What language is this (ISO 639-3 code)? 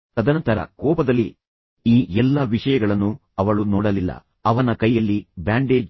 kan